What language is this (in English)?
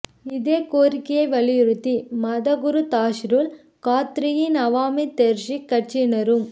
Tamil